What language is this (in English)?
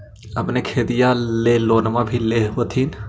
Magahi